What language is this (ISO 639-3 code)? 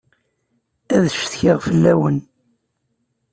kab